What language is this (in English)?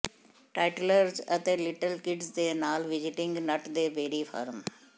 Punjabi